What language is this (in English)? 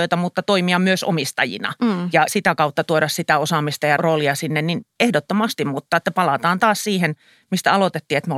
Finnish